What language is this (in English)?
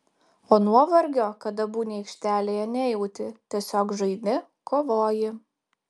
Lithuanian